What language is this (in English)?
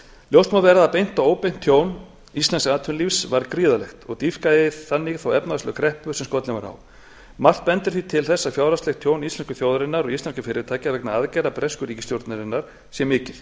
Icelandic